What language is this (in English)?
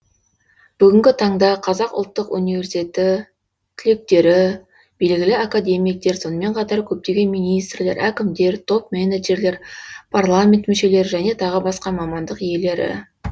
Kazakh